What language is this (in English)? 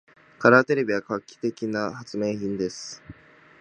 Japanese